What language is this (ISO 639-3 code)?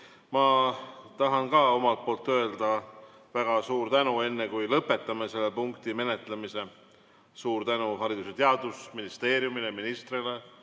est